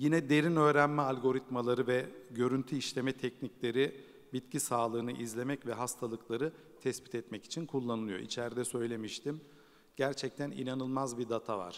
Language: Turkish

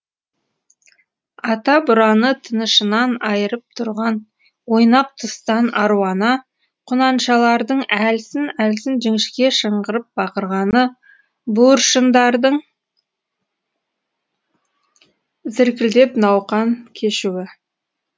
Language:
Kazakh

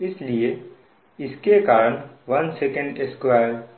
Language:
Hindi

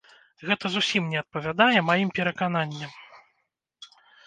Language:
Belarusian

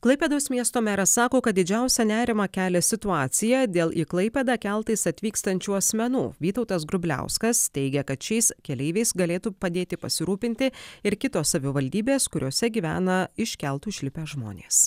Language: Lithuanian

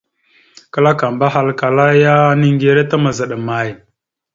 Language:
Mada (Cameroon)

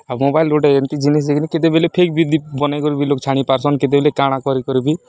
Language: Odia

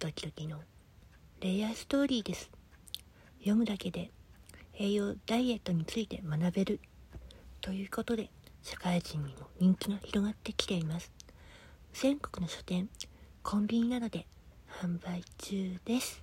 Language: Japanese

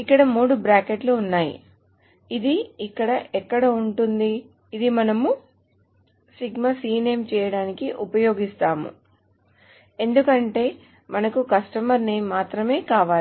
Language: Telugu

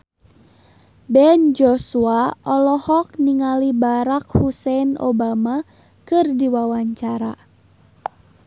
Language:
Sundanese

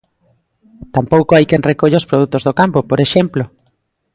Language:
Galician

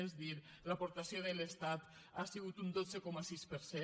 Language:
Catalan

